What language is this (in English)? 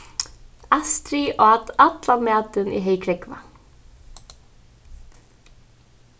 Faroese